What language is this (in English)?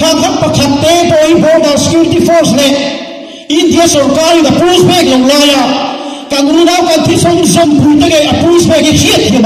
Arabic